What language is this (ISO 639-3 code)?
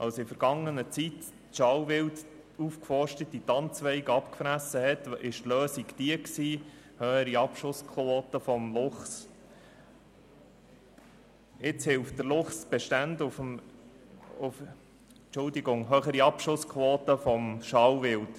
gsw